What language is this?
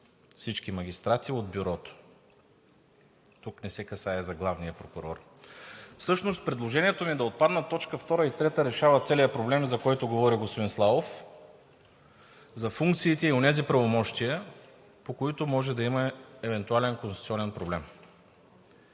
Bulgarian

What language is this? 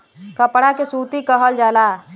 Bhojpuri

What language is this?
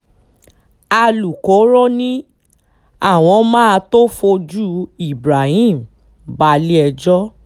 Yoruba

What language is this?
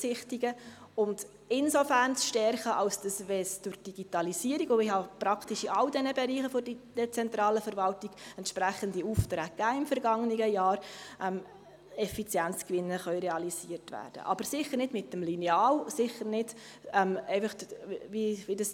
Swiss German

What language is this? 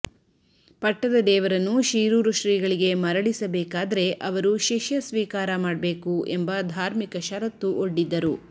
Kannada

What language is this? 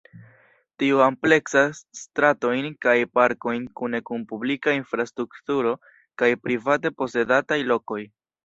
Esperanto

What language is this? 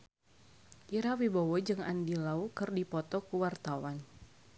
Sundanese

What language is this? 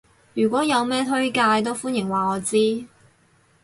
Cantonese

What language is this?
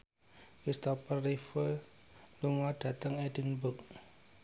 Javanese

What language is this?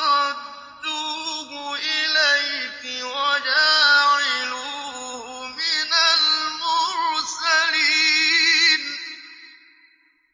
Arabic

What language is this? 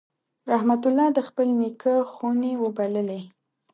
Pashto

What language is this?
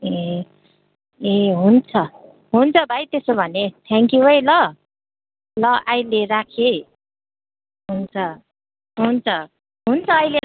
Nepali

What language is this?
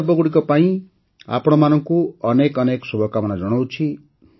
Odia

